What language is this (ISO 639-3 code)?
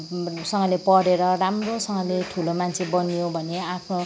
nep